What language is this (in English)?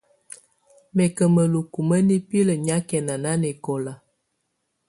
Tunen